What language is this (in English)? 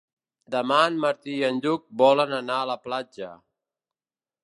Catalan